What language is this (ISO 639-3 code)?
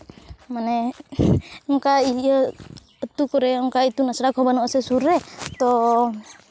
sat